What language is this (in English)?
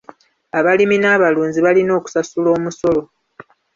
Ganda